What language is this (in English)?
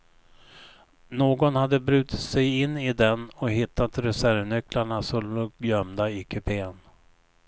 Swedish